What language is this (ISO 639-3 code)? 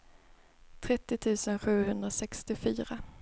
swe